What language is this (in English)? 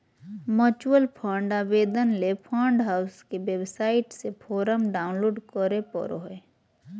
Magahi